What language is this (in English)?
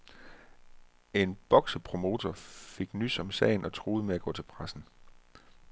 Danish